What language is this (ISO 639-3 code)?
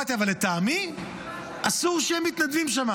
heb